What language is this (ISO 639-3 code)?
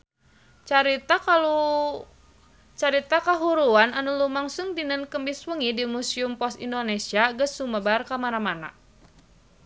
sun